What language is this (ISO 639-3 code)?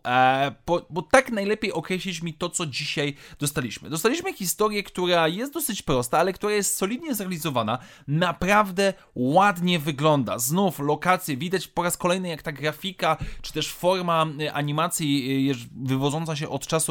pol